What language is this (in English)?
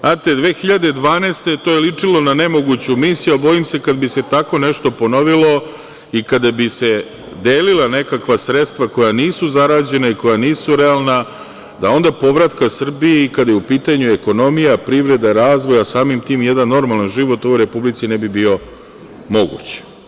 Serbian